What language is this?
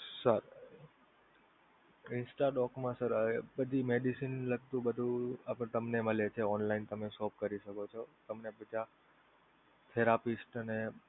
Gujarati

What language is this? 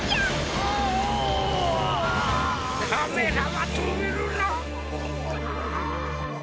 Japanese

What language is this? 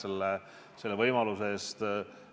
Estonian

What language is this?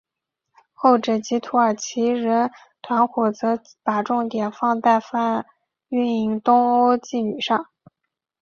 Chinese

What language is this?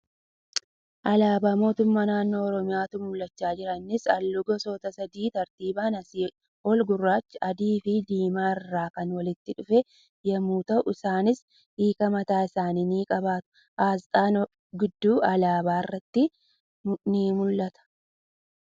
Oromo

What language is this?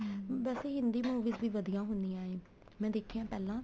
Punjabi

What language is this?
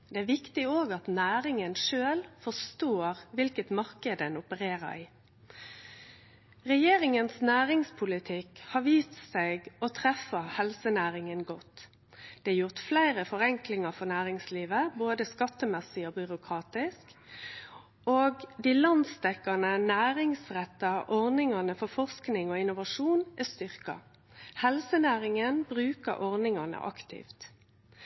Norwegian Nynorsk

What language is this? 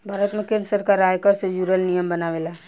Bhojpuri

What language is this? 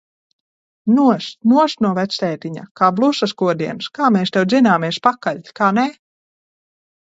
Latvian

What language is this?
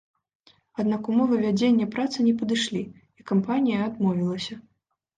Belarusian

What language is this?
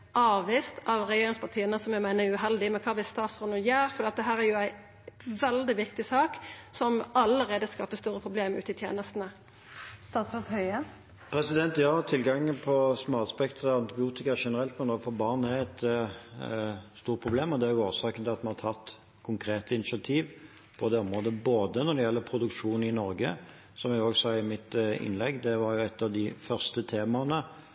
Norwegian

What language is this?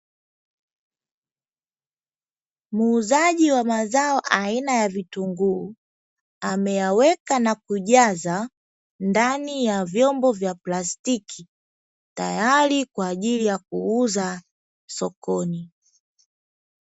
Swahili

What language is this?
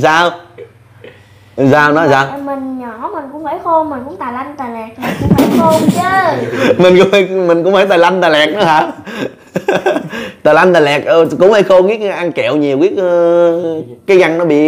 Vietnamese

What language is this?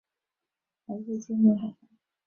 Chinese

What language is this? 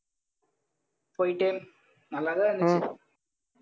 Tamil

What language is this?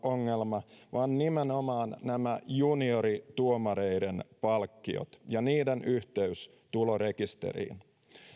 Finnish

